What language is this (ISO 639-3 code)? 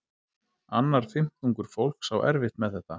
isl